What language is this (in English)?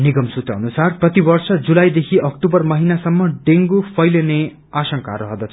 Nepali